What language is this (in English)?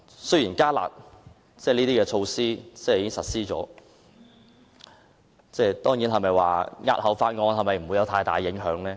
Cantonese